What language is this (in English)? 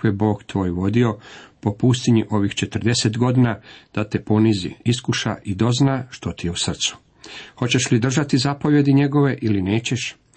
Croatian